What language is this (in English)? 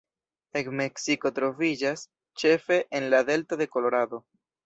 Esperanto